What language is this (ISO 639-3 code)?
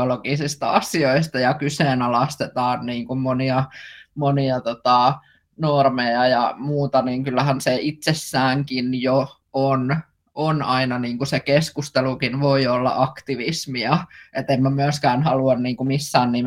fin